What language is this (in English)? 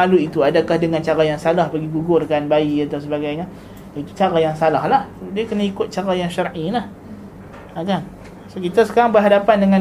Malay